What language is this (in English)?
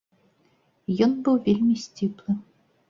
Belarusian